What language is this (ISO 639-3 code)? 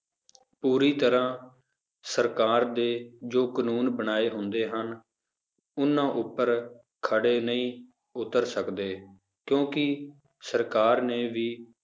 pan